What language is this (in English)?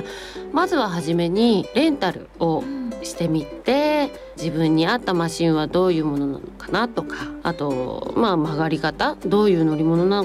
Japanese